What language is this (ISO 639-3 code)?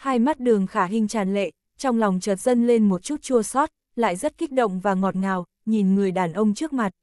vie